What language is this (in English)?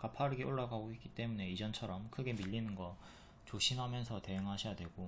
Korean